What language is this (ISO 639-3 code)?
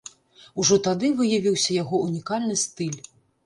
bel